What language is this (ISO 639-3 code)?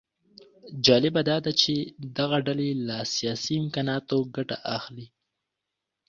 pus